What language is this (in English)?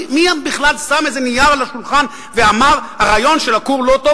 Hebrew